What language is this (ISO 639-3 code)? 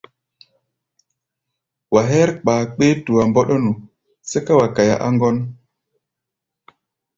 gba